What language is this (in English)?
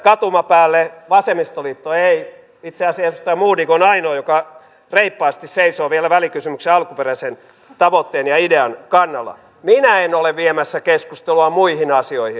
Finnish